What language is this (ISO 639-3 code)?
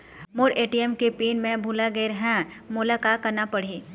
hne